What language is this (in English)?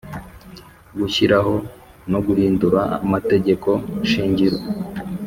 Kinyarwanda